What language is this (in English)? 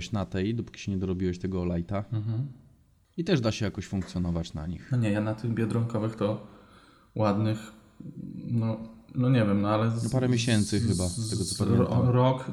Polish